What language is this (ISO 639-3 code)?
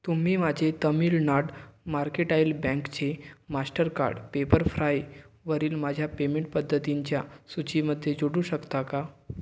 mar